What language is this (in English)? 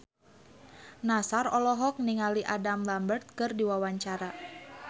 Sundanese